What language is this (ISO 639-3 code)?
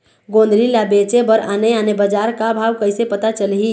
hne